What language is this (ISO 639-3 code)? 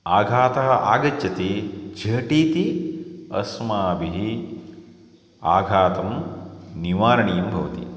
san